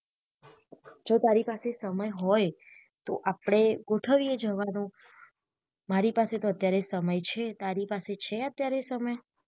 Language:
Gujarati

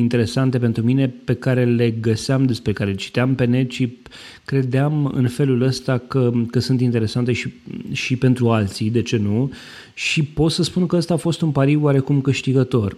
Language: Romanian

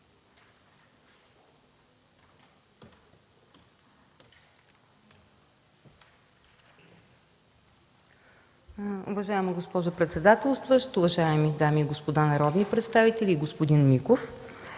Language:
Bulgarian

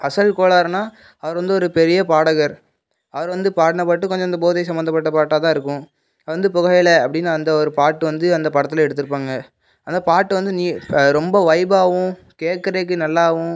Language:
Tamil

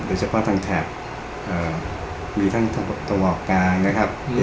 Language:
Thai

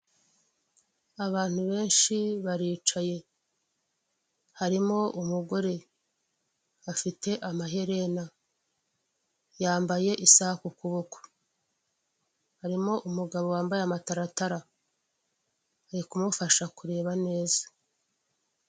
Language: Kinyarwanda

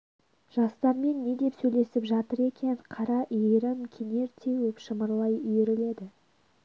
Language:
Kazakh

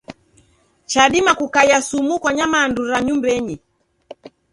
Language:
Taita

